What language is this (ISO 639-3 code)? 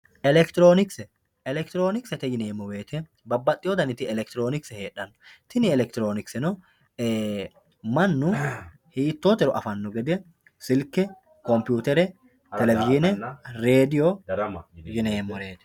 sid